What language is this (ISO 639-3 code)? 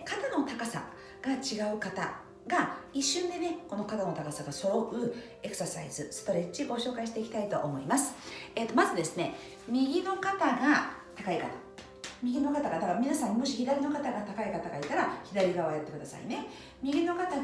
jpn